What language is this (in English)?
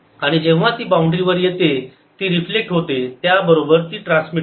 Marathi